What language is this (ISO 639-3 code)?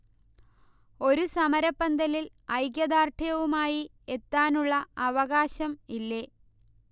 mal